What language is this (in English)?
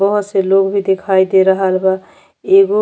Bhojpuri